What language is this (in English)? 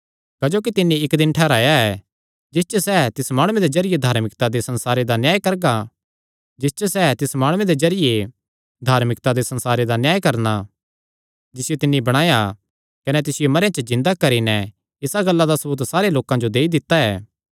Kangri